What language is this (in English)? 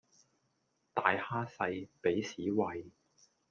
Cantonese